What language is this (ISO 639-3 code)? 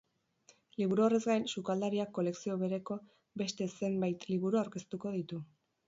eus